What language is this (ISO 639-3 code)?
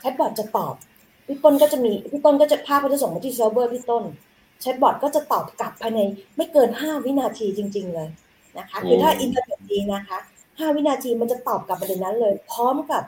tha